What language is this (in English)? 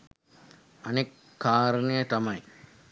Sinhala